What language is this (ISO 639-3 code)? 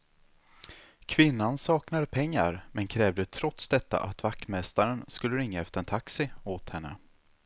swe